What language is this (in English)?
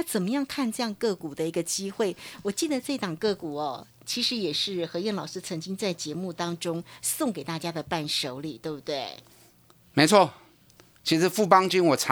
Chinese